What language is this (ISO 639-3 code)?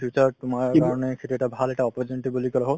asm